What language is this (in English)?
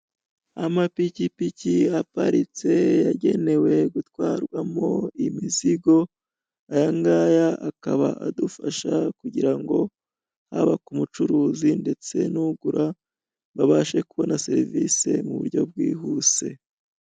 Kinyarwanda